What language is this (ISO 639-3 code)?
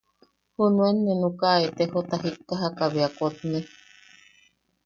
yaq